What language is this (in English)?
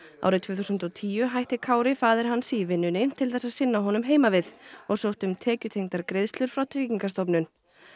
Icelandic